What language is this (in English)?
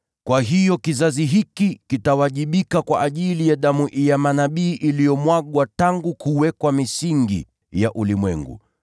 Swahili